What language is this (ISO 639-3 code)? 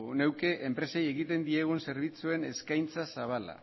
eus